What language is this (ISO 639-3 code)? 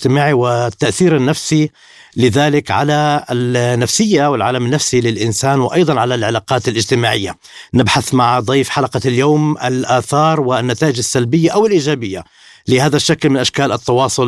ara